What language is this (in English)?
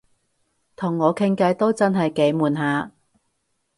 Cantonese